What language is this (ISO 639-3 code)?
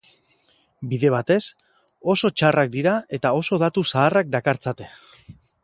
eus